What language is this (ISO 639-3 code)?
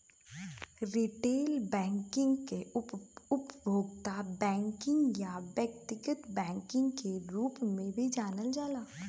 bho